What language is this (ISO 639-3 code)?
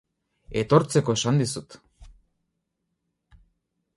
eus